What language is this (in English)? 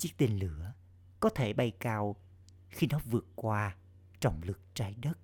Vietnamese